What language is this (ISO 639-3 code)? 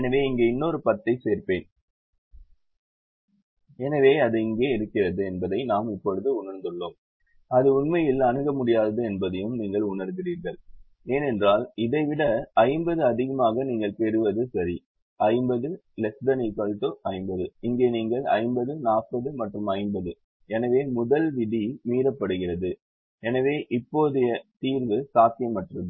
tam